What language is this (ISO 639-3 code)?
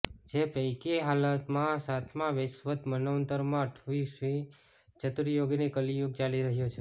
guj